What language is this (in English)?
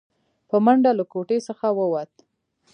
Pashto